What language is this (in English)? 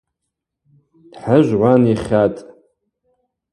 Abaza